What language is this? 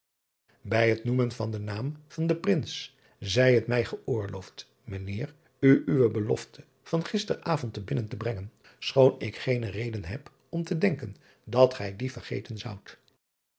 Dutch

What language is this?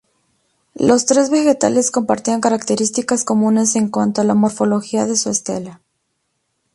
Spanish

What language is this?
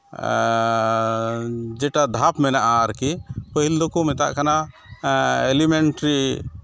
Santali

